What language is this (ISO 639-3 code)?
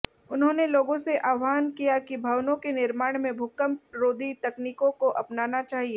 hin